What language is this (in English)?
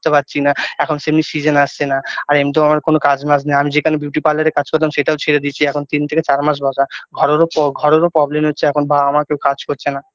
Bangla